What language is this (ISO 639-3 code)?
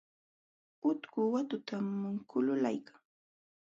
qxw